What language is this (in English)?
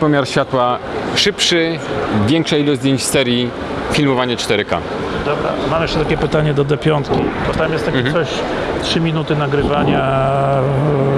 Polish